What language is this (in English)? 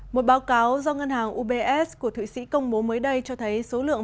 Vietnamese